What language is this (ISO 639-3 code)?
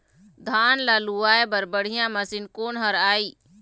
hne